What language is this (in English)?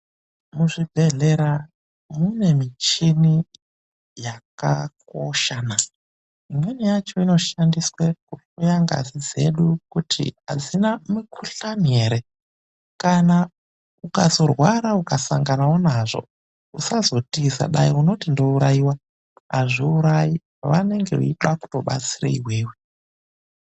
Ndau